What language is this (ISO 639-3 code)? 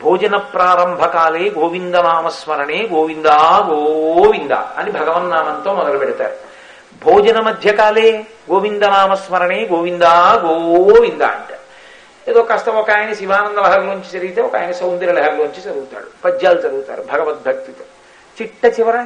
tel